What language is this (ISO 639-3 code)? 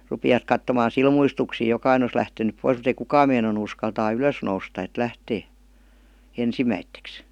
fin